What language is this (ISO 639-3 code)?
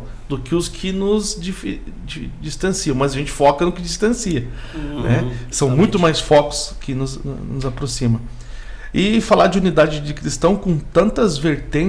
por